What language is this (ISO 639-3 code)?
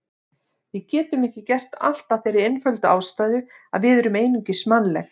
isl